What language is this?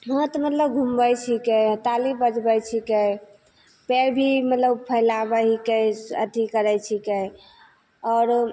Maithili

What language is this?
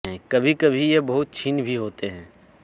Hindi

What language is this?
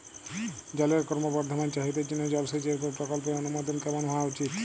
Bangla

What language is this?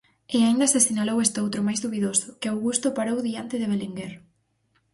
Galician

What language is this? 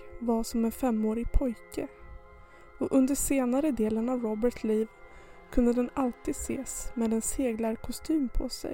Swedish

